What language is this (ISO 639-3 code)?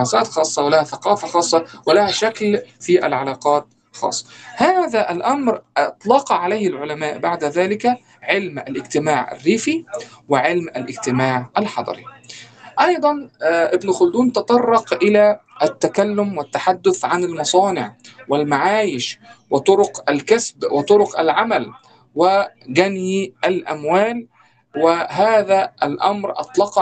ara